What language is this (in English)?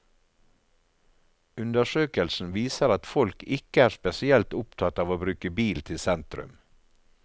Norwegian